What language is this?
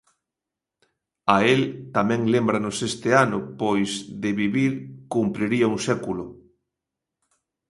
Galician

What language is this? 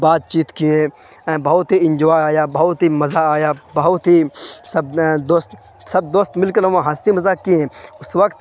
Urdu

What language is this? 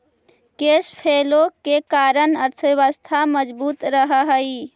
Magahi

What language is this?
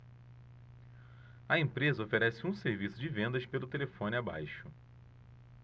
Portuguese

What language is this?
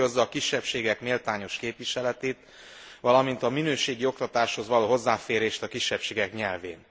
Hungarian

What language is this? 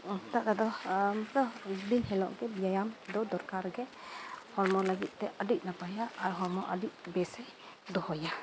Santali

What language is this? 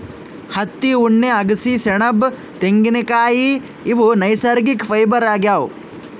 Kannada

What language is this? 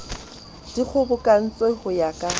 Southern Sotho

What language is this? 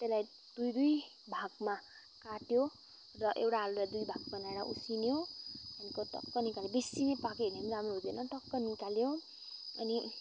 Nepali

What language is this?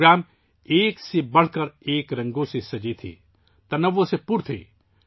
Urdu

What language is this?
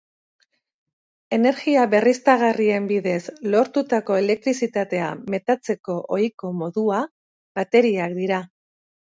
Basque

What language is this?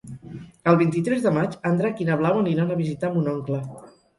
Catalan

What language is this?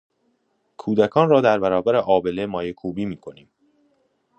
Persian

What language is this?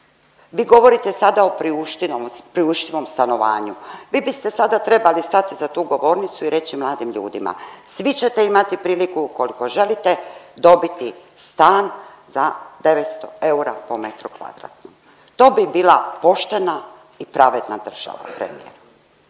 Croatian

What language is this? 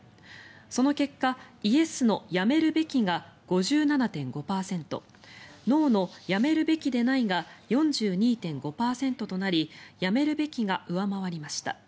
Japanese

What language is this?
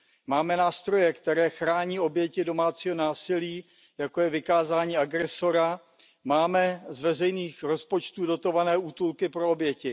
Czech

